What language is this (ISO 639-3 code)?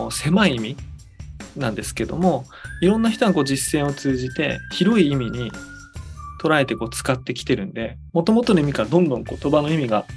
jpn